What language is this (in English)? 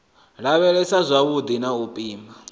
Venda